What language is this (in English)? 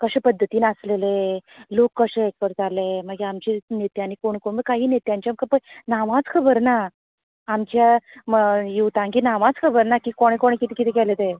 Konkani